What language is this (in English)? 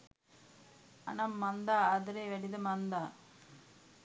Sinhala